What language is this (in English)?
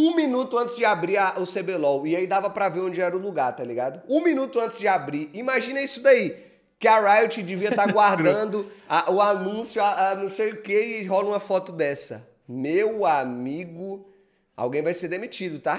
Portuguese